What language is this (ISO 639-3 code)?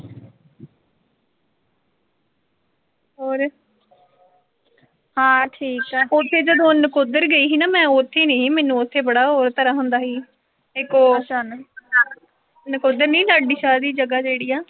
pan